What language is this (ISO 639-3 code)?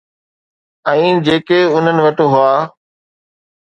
snd